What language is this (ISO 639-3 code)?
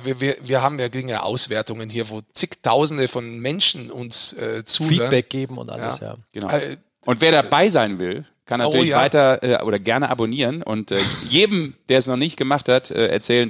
deu